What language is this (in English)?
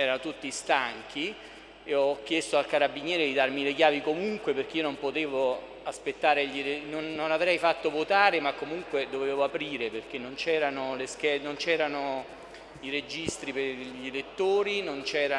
Italian